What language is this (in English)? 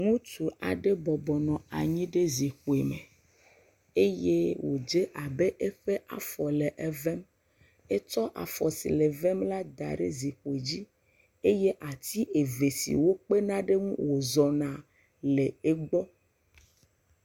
Ewe